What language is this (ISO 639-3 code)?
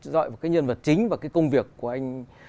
vie